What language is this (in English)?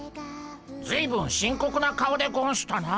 Japanese